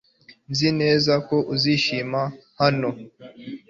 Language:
Kinyarwanda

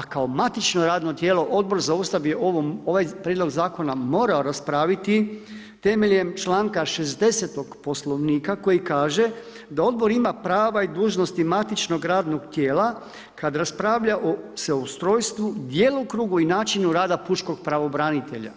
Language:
Croatian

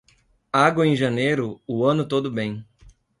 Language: Portuguese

